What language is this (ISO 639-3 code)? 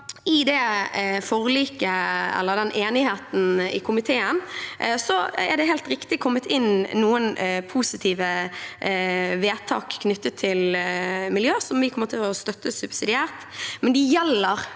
nor